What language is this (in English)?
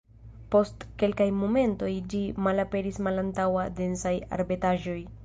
Esperanto